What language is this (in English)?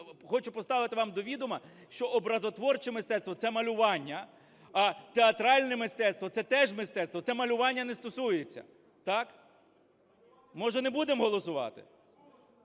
Ukrainian